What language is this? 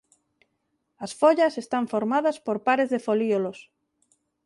Galician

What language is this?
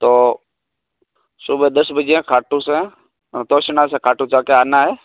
Hindi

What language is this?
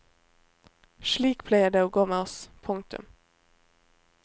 Norwegian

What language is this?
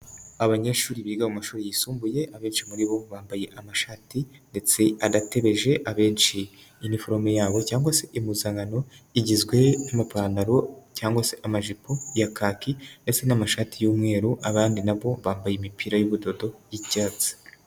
Kinyarwanda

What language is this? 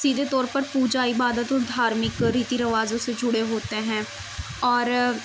Urdu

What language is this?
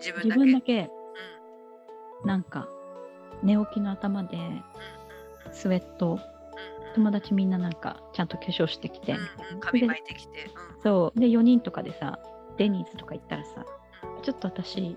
Japanese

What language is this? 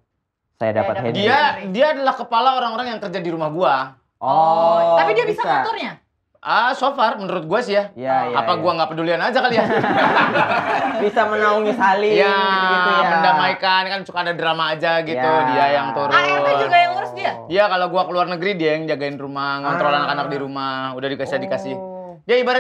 Indonesian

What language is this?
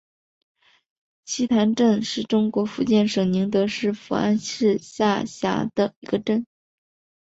Chinese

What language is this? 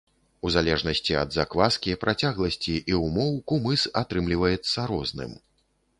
Belarusian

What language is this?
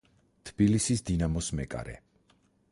Georgian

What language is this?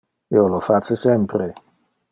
Interlingua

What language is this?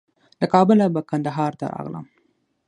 Pashto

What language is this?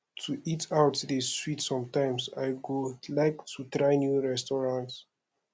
Nigerian Pidgin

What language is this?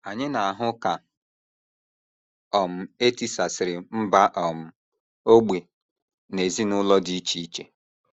Igbo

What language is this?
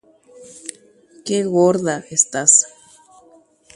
Guarani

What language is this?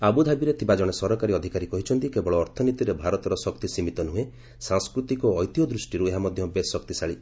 Odia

